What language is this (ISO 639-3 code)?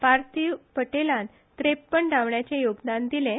kok